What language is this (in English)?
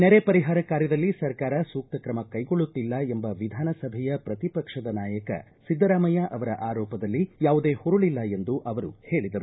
Kannada